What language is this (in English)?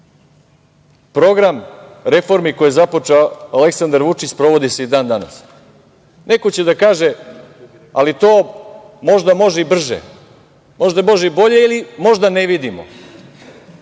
Serbian